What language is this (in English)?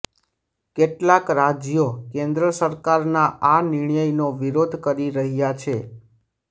Gujarati